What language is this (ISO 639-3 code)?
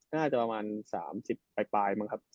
tha